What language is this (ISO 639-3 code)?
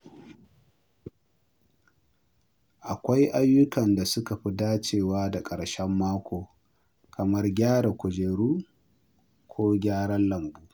hau